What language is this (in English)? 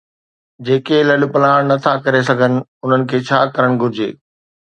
Sindhi